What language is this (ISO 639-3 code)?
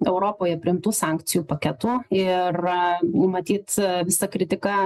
lit